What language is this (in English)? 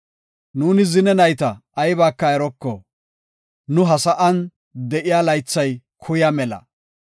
Gofa